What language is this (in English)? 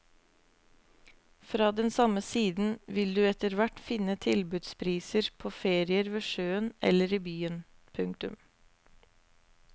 Norwegian